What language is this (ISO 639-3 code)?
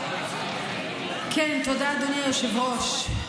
heb